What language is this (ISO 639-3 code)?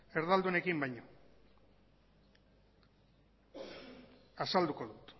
eus